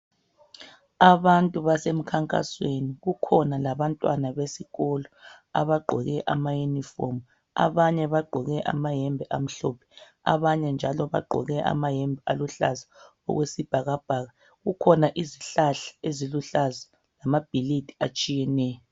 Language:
North Ndebele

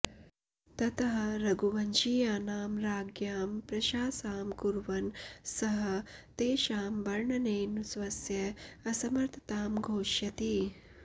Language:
Sanskrit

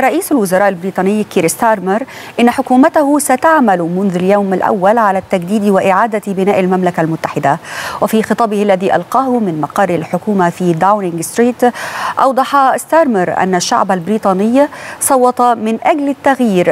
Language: Arabic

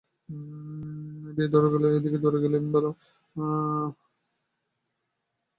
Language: Bangla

